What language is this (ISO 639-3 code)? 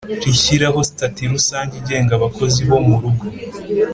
kin